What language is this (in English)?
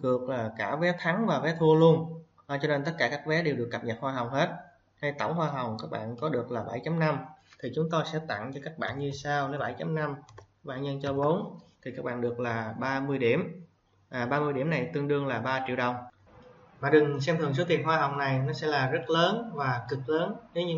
Vietnamese